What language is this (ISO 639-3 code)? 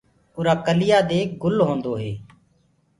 ggg